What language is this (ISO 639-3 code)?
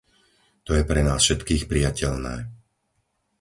slk